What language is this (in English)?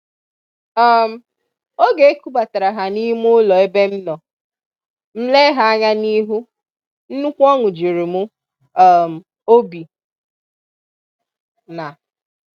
Igbo